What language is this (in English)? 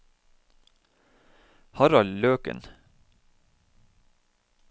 Norwegian